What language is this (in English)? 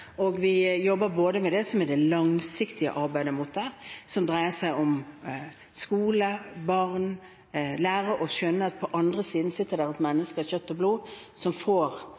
Norwegian Bokmål